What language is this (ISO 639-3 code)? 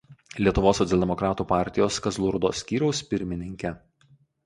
lit